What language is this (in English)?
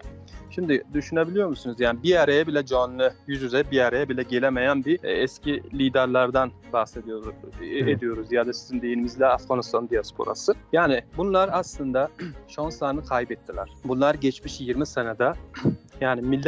Turkish